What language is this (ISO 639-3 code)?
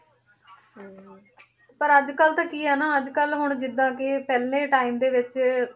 pan